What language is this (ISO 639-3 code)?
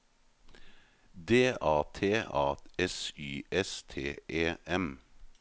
nor